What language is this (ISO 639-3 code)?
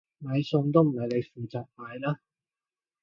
yue